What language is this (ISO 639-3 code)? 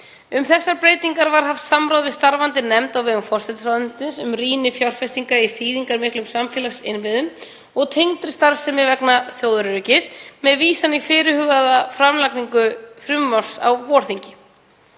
isl